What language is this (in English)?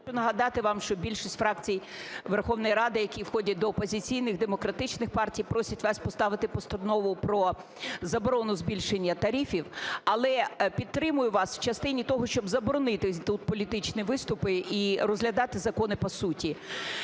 Ukrainian